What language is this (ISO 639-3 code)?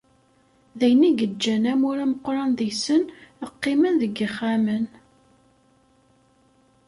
kab